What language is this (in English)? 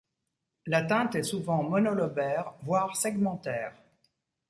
French